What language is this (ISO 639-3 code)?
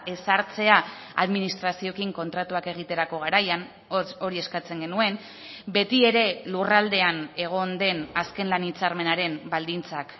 eus